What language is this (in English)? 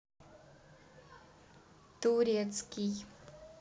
Russian